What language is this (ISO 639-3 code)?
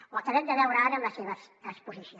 cat